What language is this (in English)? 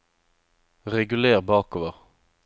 Norwegian